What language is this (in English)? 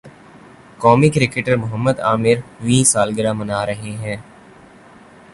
Urdu